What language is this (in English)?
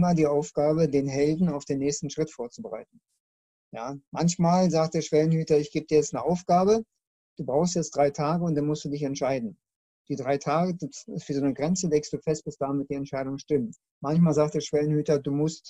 German